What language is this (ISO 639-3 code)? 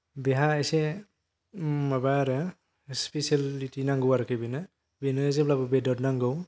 brx